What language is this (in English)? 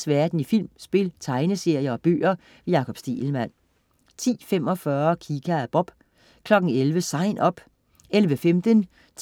Danish